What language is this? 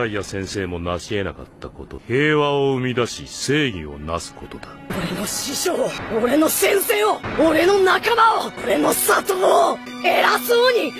Japanese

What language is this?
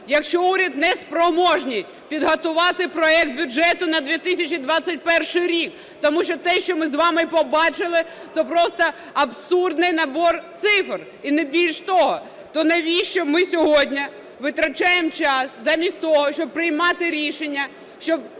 Ukrainian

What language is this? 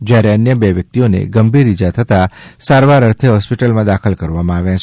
Gujarati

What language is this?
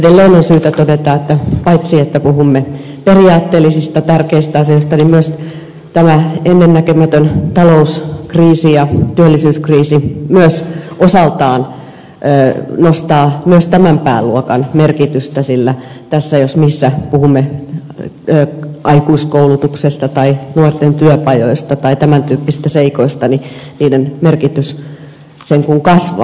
Finnish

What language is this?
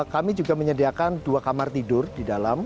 Indonesian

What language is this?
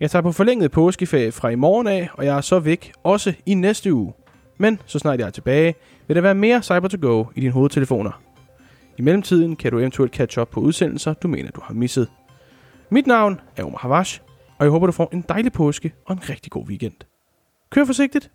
Danish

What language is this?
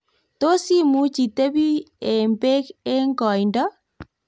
Kalenjin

